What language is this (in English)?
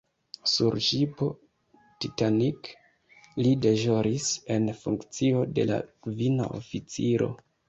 Esperanto